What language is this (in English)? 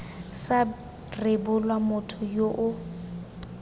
Tswana